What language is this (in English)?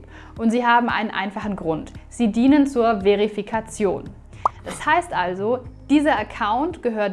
German